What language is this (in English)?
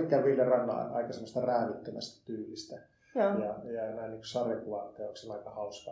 Finnish